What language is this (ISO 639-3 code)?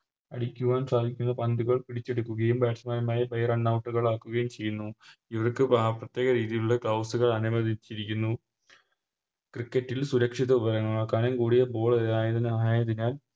mal